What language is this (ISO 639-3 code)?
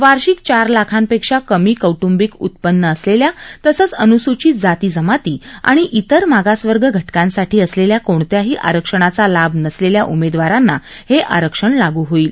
mar